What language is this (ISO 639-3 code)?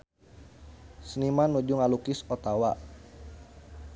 sun